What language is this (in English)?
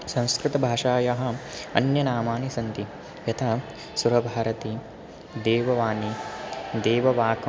Sanskrit